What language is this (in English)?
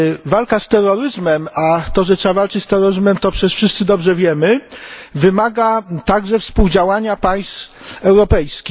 Polish